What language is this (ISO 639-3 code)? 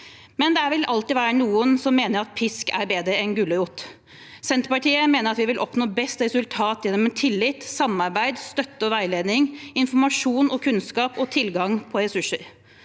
nor